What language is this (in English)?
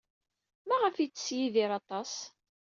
Kabyle